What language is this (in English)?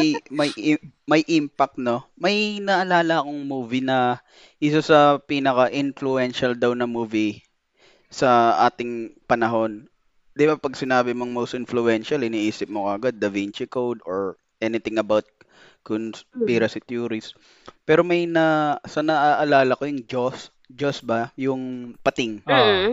Filipino